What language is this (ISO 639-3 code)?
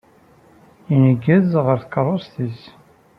kab